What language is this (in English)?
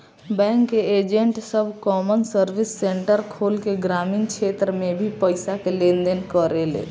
Bhojpuri